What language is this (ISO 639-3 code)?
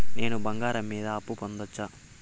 tel